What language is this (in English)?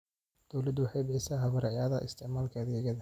Somali